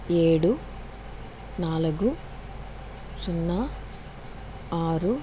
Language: Telugu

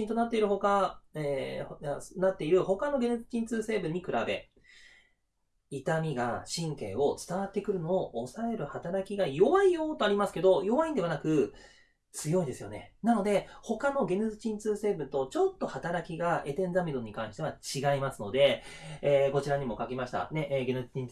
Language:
Japanese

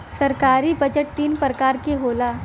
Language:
Bhojpuri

